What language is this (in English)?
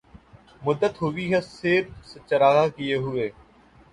Urdu